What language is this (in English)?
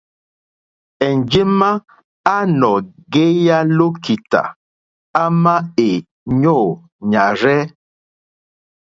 Mokpwe